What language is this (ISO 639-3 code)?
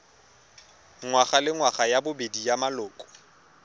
tsn